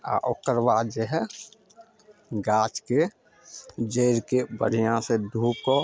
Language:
Maithili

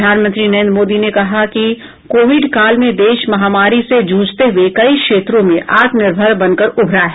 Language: Hindi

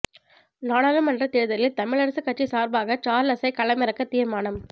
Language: Tamil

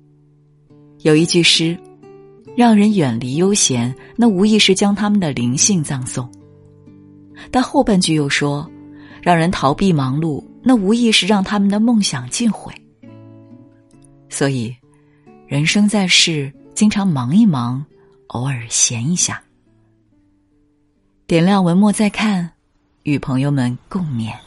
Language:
Chinese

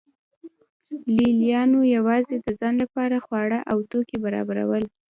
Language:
Pashto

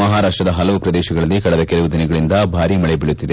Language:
Kannada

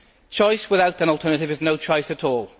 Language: English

